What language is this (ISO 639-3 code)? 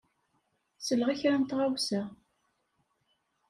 kab